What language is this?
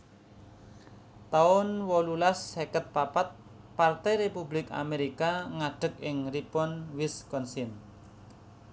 Javanese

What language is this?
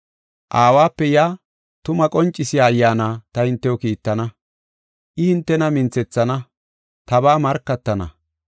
Gofa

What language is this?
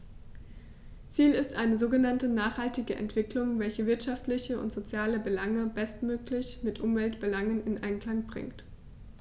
German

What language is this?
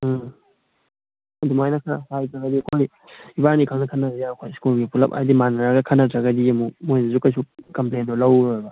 Manipuri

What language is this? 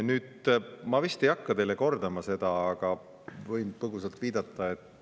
Estonian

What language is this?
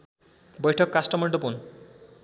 Nepali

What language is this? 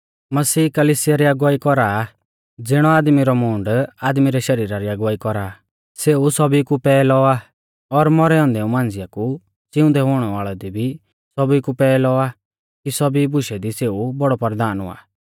Mahasu Pahari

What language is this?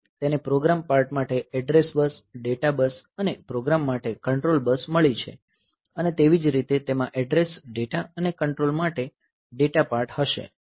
Gujarati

